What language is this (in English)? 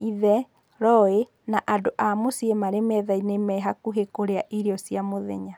Kikuyu